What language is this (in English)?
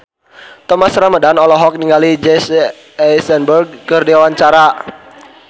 Sundanese